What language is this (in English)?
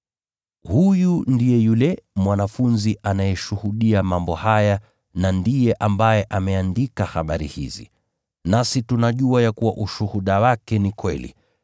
Swahili